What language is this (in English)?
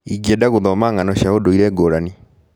Kikuyu